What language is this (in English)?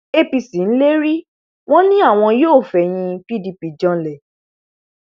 Yoruba